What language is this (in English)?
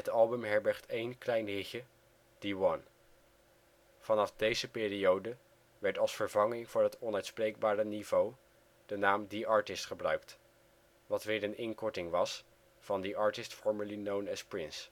Dutch